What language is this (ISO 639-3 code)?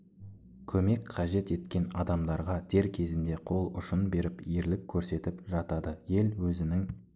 kaz